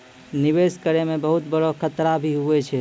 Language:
Maithili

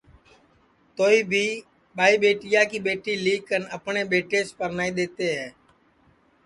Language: Sansi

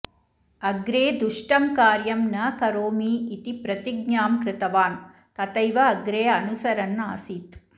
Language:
Sanskrit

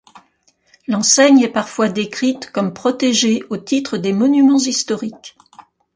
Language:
French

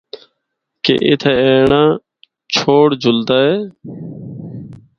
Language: Northern Hindko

